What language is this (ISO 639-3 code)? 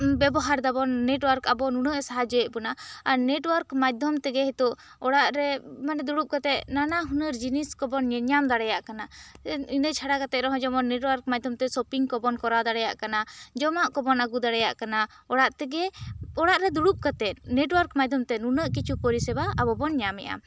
sat